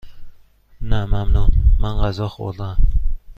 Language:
Persian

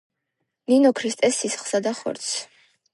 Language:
Georgian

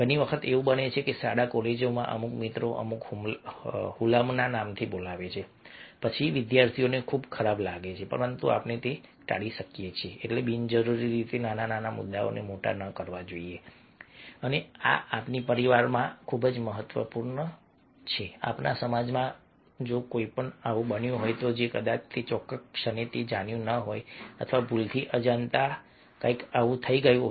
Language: Gujarati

